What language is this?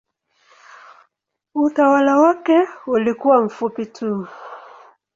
Swahili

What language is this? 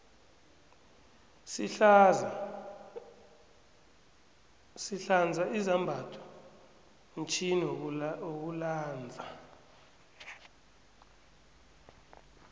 South Ndebele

